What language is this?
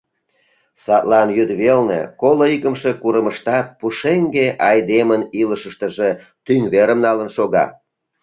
Mari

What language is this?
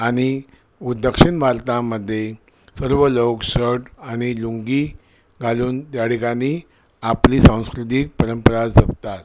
Marathi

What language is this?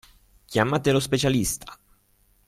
Italian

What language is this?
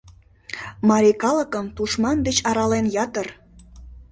Mari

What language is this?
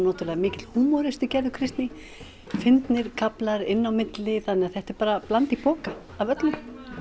Icelandic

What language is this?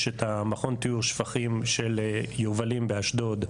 Hebrew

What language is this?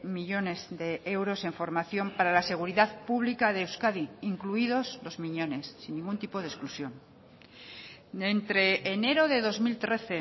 Spanish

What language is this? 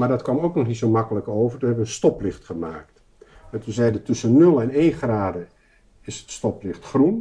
Dutch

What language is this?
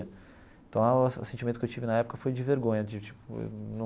Portuguese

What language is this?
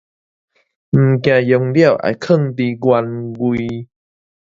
Min Nan Chinese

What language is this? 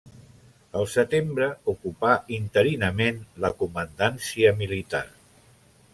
Catalan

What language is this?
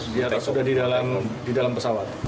Indonesian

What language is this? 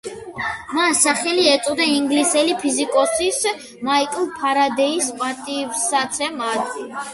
Georgian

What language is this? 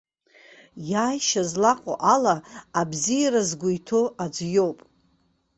Abkhazian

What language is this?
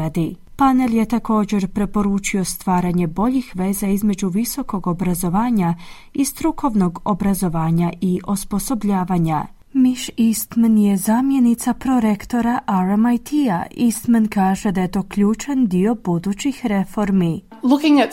Croatian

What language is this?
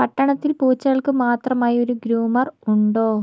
Malayalam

